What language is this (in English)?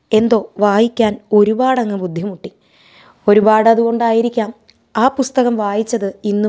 Malayalam